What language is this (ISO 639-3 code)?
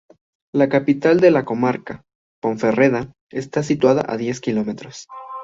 spa